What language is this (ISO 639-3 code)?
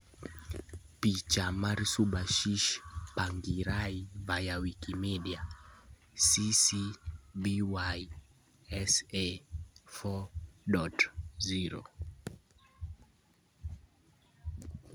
luo